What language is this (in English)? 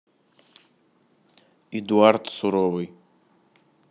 Russian